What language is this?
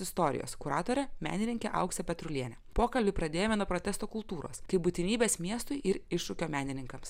Lithuanian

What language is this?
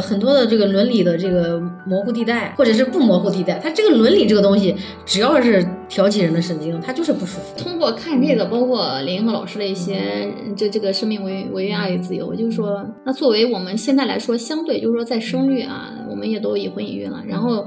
Chinese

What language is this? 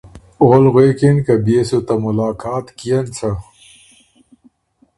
Ormuri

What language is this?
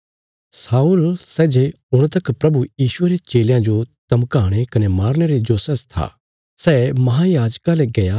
Bilaspuri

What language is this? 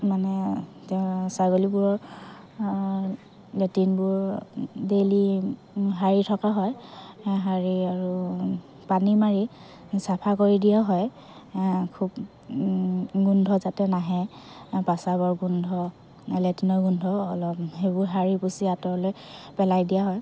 Assamese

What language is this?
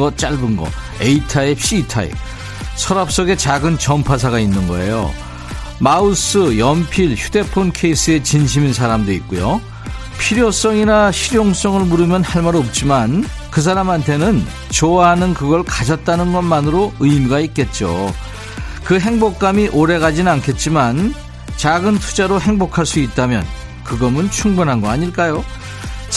Korean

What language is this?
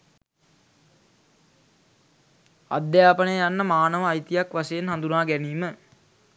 Sinhala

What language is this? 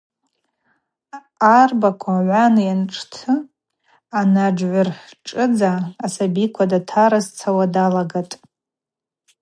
Abaza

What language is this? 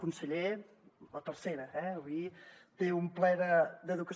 Catalan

